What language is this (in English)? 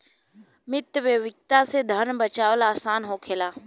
Bhojpuri